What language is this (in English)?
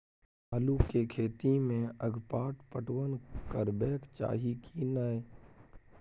Maithili